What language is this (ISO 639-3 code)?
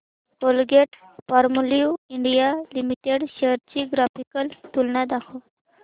mar